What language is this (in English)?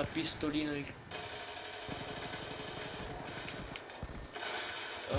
Italian